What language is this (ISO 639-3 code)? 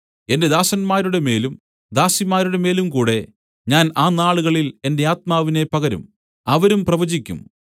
mal